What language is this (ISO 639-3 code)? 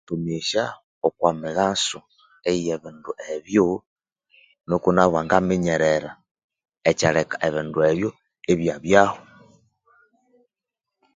koo